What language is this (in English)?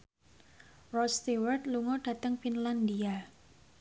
Javanese